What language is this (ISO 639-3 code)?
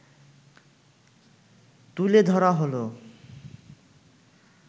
ben